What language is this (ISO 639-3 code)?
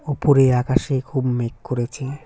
ben